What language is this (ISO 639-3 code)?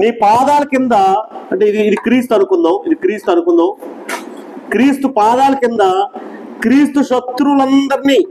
tel